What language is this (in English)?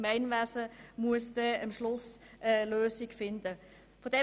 Swiss German